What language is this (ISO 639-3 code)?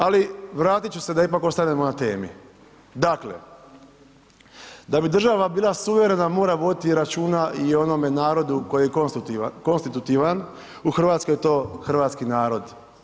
hrv